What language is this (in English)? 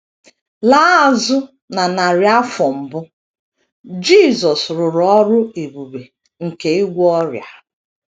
Igbo